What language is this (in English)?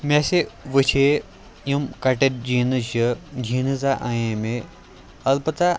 Kashmiri